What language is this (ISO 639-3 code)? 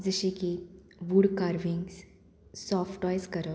kok